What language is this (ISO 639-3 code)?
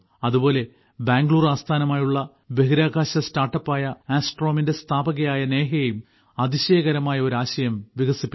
mal